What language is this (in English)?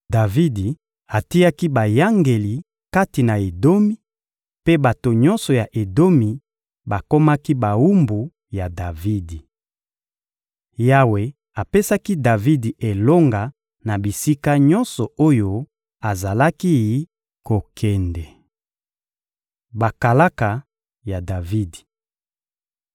Lingala